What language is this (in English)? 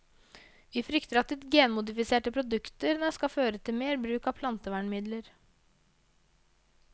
Norwegian